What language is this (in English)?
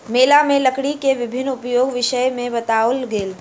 Maithili